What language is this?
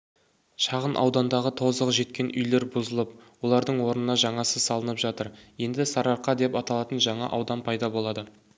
Kazakh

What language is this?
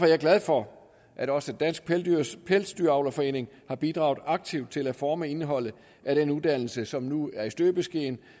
Danish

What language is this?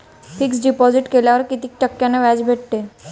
Marathi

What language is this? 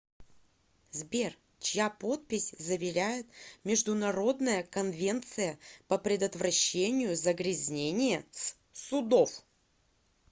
Russian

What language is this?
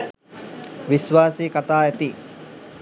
Sinhala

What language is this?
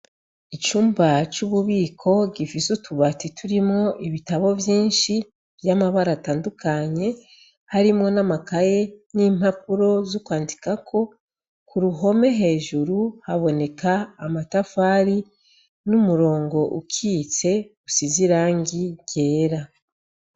Rundi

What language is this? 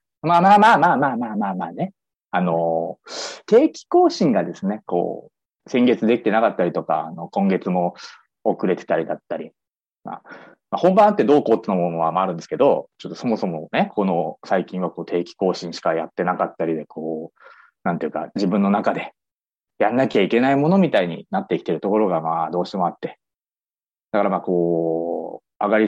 Japanese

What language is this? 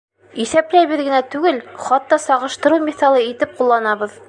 Bashkir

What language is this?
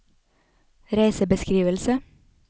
Norwegian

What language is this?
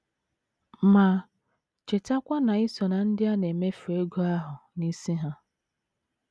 Igbo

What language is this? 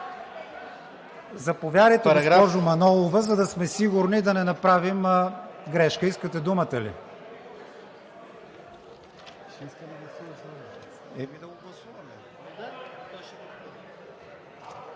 Bulgarian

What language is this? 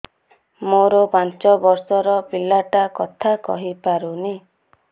Odia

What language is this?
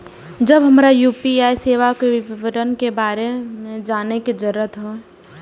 Maithili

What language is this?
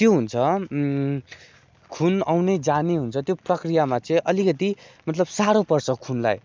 Nepali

